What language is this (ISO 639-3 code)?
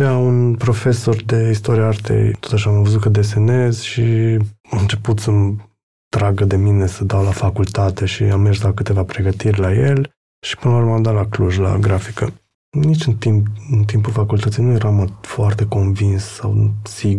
ron